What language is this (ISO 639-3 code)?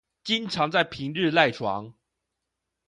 zho